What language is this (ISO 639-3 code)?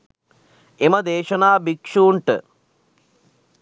sin